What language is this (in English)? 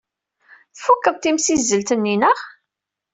Kabyle